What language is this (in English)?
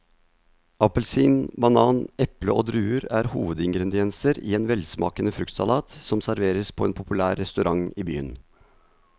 Norwegian